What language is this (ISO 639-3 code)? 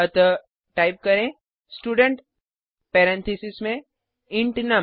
hin